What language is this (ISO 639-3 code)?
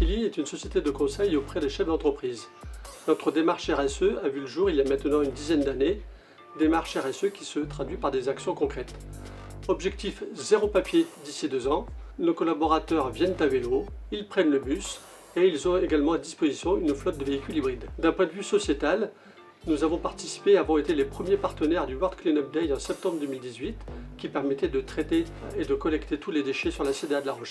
fra